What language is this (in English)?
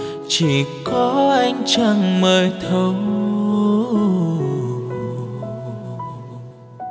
Vietnamese